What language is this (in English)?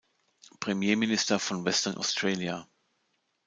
German